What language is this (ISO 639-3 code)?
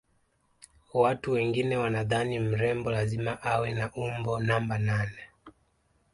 swa